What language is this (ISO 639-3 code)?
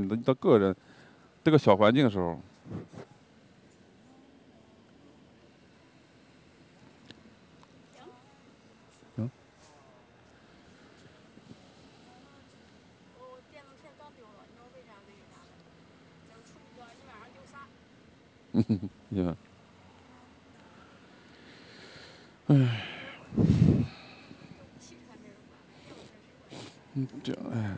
zho